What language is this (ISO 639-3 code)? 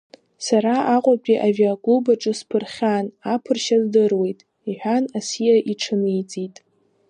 abk